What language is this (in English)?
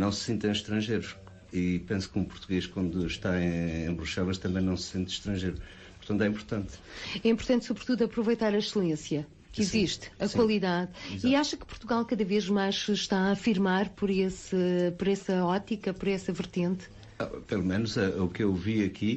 Portuguese